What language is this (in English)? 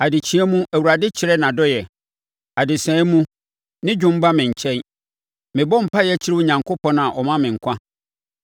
Akan